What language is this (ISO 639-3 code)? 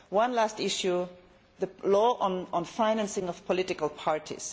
eng